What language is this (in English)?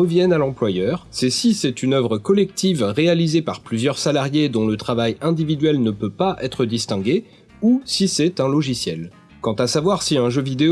French